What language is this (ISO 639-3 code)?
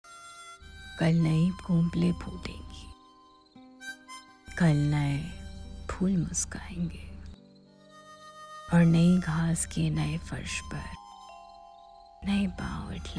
hin